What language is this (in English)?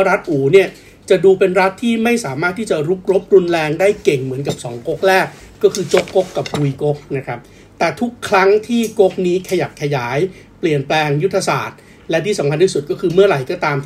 Thai